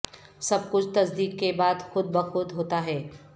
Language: Urdu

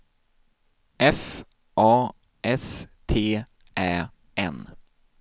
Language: Swedish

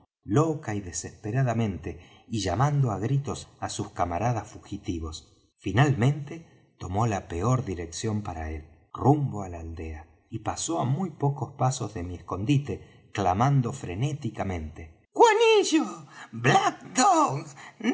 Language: Spanish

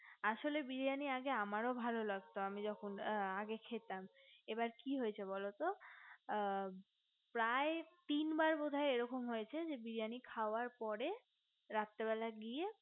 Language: Bangla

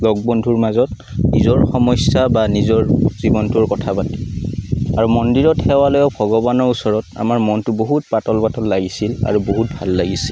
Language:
Assamese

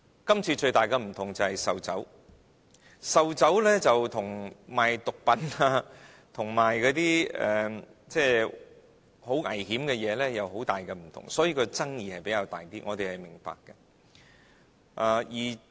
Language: Cantonese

